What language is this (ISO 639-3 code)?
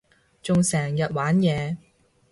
yue